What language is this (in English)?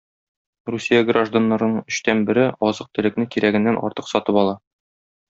Tatar